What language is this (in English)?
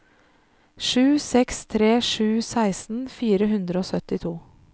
Norwegian